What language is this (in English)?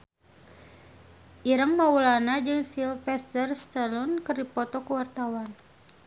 Sundanese